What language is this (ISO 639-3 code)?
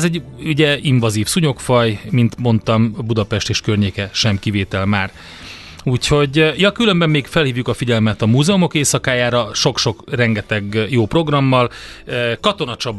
hun